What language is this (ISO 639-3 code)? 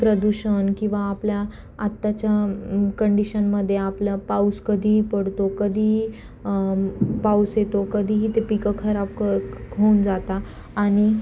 mar